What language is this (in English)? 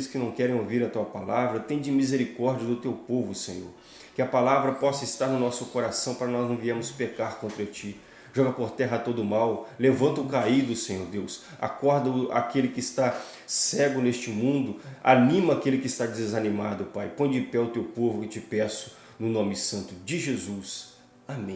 Portuguese